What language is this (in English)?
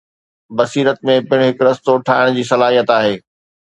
Sindhi